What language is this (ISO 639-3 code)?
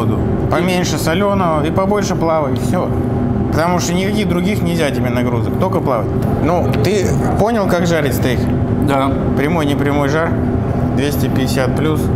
rus